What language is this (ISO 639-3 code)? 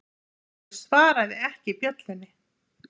isl